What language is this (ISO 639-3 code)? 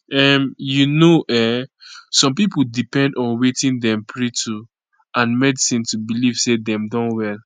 pcm